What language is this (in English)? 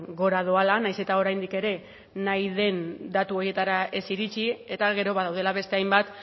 Basque